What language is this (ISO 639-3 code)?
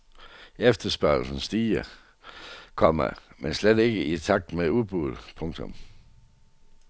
dan